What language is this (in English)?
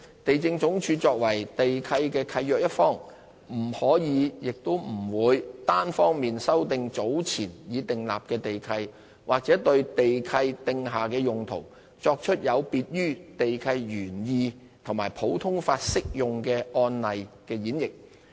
Cantonese